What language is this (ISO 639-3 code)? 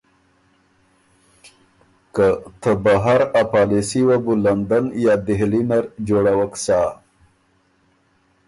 oru